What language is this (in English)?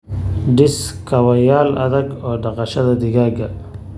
Somali